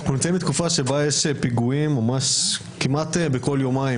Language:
Hebrew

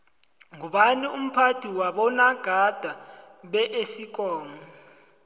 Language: South Ndebele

